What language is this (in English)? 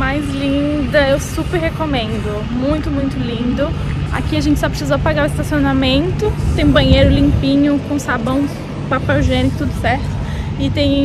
Portuguese